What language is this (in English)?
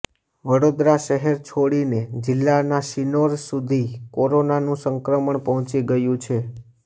Gujarati